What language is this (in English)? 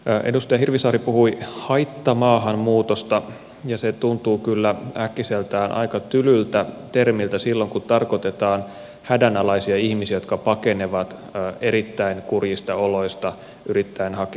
Finnish